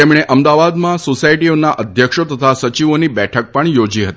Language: Gujarati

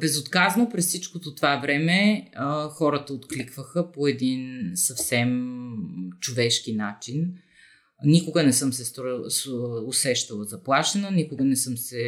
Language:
Bulgarian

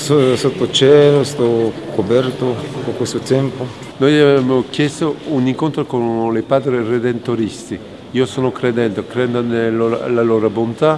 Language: Italian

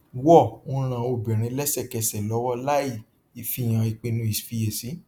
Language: Yoruba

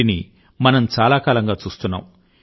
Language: Telugu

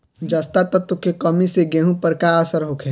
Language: Bhojpuri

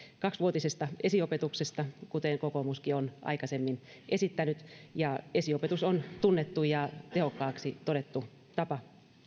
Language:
Finnish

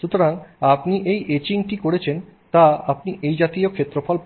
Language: Bangla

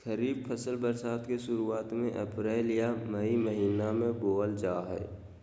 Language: Magahi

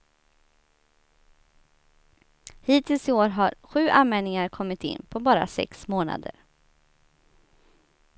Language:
Swedish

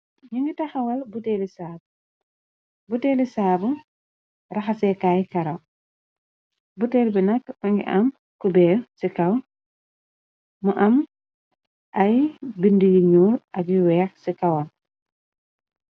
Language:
Wolof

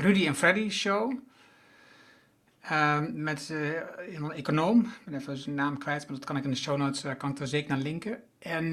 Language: Dutch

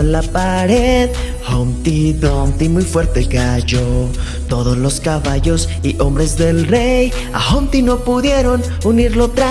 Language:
Spanish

